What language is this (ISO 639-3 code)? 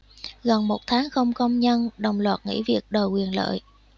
vie